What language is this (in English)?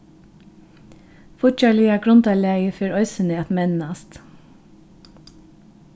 Faroese